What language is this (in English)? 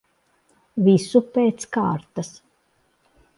Latvian